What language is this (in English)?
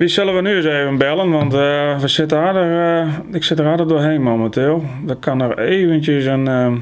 Dutch